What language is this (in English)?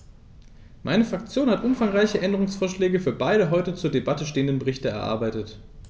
German